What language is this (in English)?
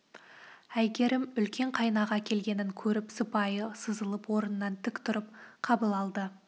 Kazakh